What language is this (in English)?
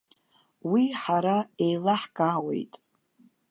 Abkhazian